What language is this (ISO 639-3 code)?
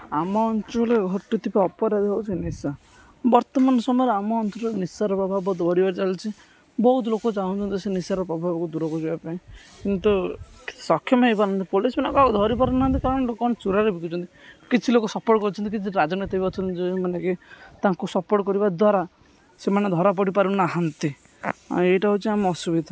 ori